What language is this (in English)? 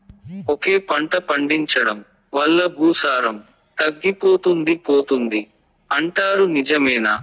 Telugu